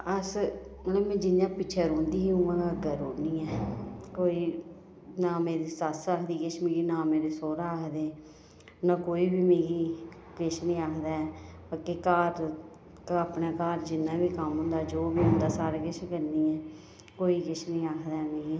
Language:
Dogri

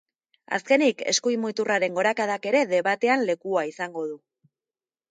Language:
Basque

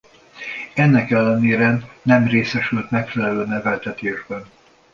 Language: Hungarian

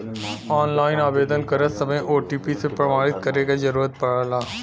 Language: Bhojpuri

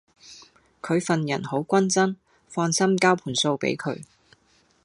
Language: Cantonese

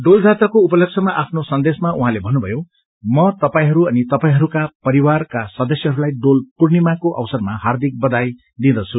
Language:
Nepali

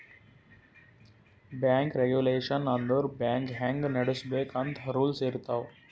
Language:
Kannada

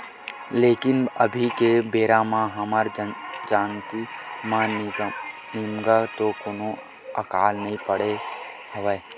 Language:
Chhattisgarhi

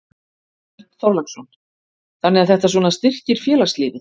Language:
Icelandic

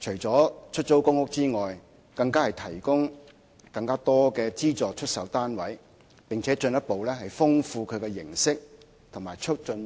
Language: Cantonese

